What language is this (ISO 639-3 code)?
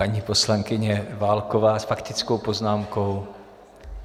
ces